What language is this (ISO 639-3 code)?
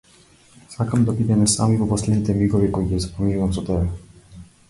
mkd